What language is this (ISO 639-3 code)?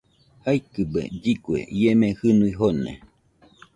hux